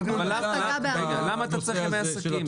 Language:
Hebrew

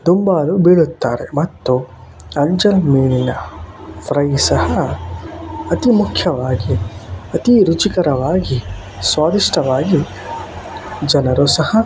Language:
Kannada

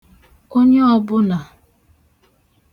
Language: Igbo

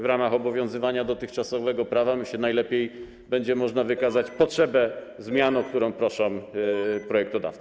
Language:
Polish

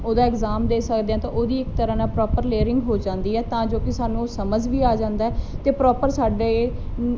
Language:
Punjabi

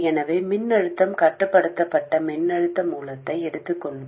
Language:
Tamil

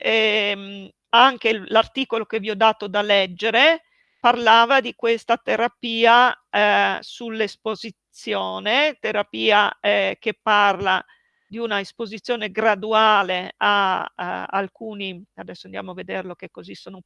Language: Italian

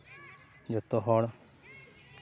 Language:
Santali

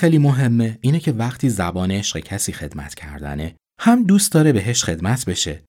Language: Persian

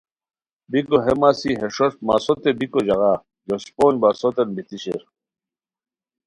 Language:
Khowar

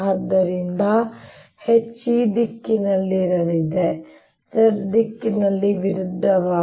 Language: Kannada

